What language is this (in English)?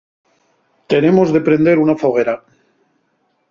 Asturian